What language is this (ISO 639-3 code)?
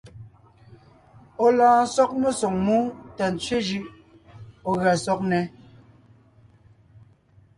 nnh